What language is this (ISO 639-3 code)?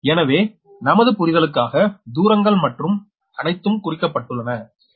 tam